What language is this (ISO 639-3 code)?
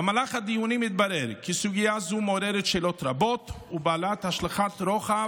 heb